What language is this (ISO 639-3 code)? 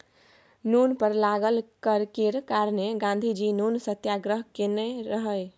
mai